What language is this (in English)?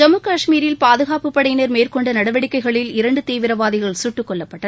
Tamil